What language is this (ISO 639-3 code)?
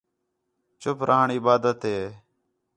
xhe